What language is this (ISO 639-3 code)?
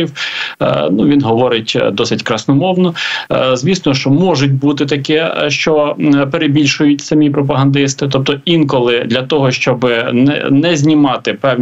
ukr